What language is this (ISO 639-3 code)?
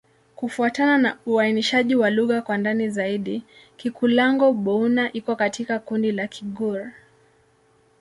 swa